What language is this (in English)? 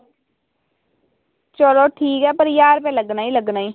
Dogri